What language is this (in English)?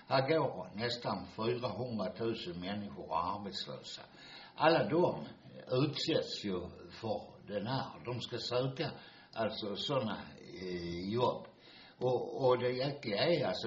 Swedish